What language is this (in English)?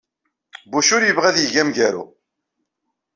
Kabyle